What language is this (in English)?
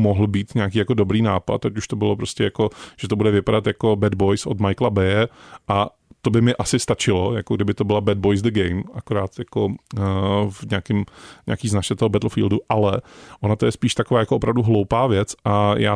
Czech